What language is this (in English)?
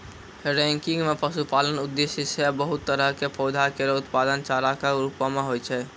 Maithili